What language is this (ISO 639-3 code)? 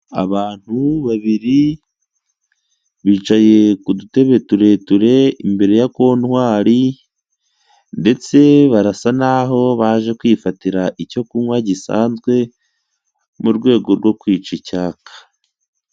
kin